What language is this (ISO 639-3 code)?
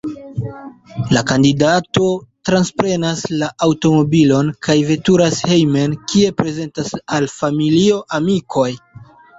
epo